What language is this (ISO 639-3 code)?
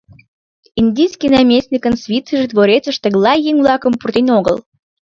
chm